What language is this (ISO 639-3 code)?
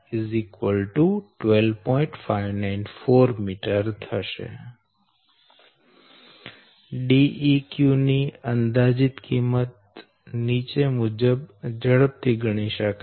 guj